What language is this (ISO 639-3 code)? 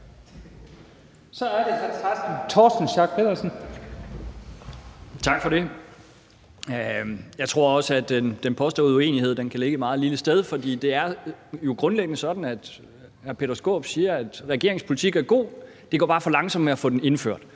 dan